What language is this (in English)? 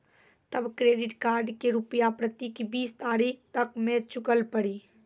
Maithili